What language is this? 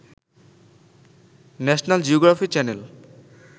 Bangla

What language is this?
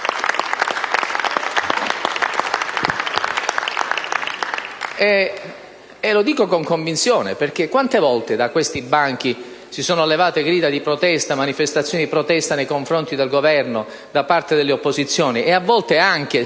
Italian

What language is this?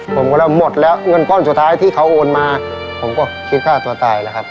Thai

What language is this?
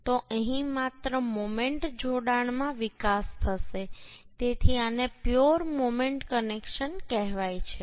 Gujarati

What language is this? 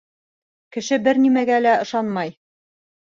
Bashkir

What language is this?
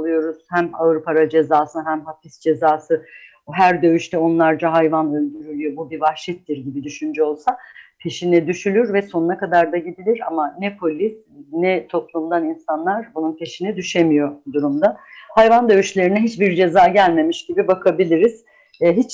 Turkish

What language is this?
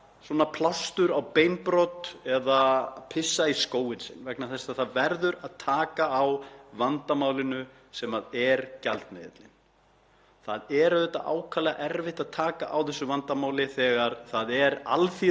Icelandic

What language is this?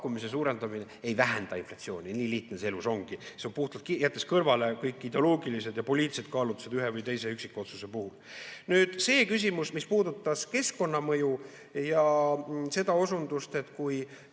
Estonian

